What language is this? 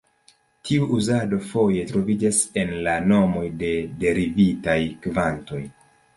Esperanto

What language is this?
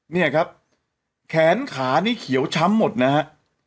Thai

